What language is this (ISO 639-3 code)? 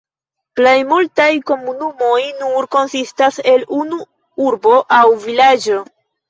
epo